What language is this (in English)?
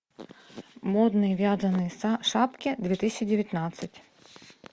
Russian